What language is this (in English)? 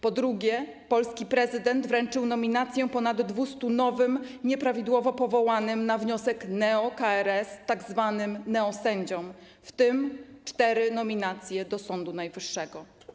Polish